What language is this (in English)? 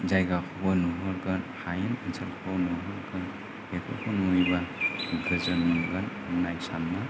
Bodo